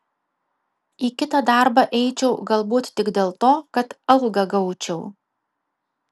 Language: Lithuanian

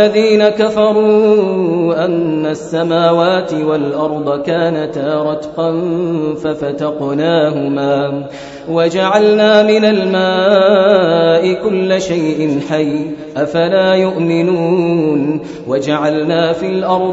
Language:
Arabic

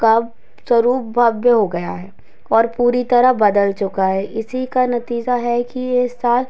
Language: Hindi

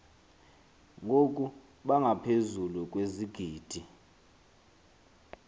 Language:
Xhosa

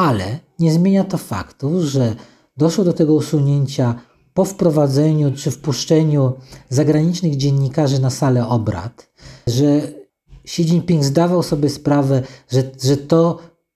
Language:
Polish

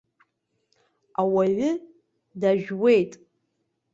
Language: Abkhazian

